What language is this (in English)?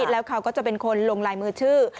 Thai